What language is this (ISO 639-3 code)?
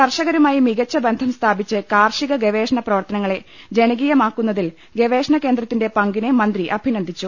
mal